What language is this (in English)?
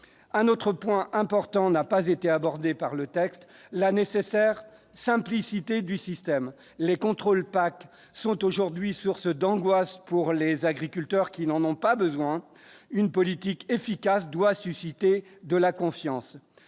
French